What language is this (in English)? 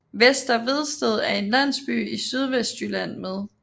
Danish